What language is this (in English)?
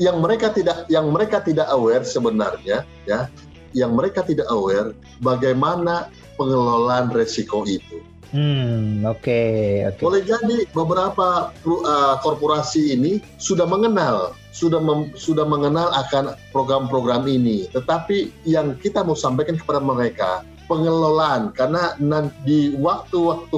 Indonesian